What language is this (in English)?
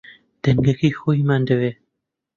Central Kurdish